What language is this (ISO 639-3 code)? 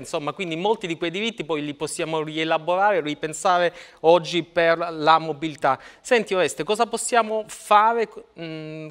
ita